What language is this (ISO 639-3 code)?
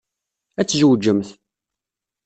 kab